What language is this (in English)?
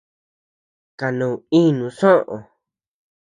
Tepeuxila Cuicatec